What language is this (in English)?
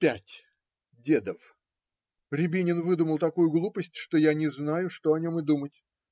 Russian